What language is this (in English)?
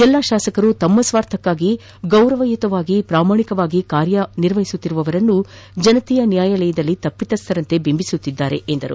Kannada